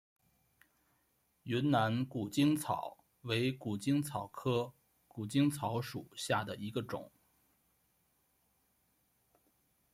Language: Chinese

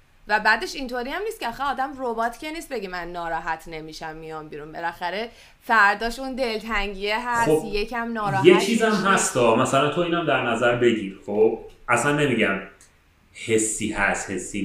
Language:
Persian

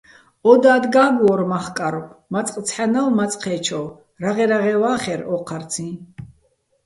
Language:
Bats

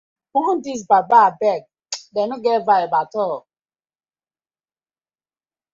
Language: Nigerian Pidgin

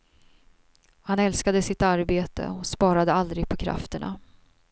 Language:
Swedish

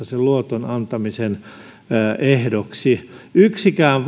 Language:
Finnish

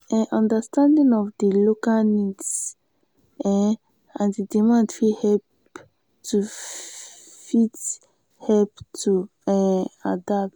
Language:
Nigerian Pidgin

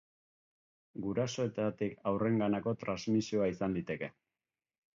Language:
Basque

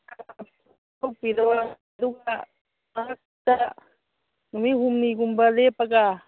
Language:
Manipuri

